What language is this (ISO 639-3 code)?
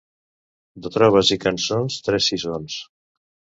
cat